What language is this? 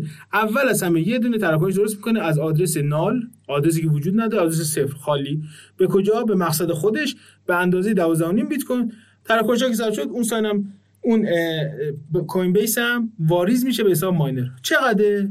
Persian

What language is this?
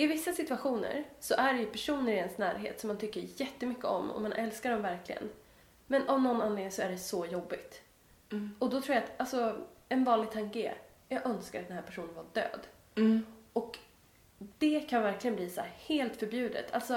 Swedish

